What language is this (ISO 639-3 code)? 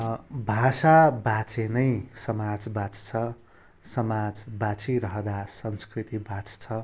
nep